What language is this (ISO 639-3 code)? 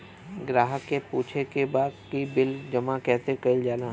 bho